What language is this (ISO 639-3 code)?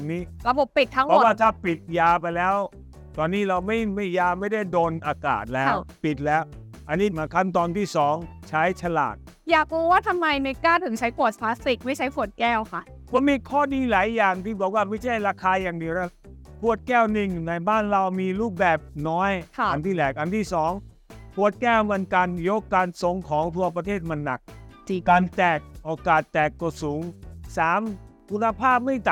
tha